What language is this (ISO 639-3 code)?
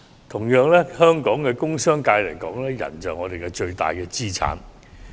yue